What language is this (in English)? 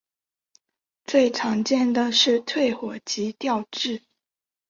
Chinese